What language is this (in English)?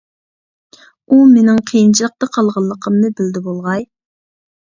Uyghur